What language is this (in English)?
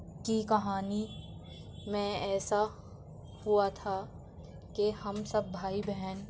Urdu